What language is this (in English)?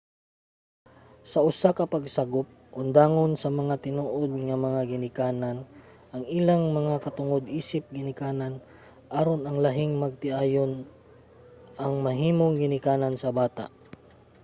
Cebuano